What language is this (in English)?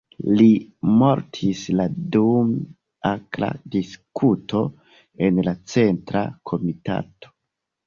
Esperanto